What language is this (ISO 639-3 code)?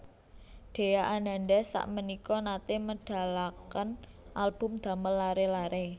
jav